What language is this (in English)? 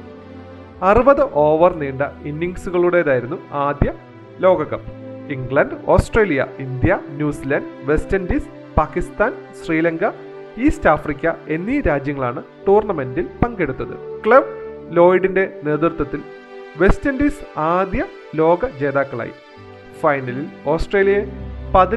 Malayalam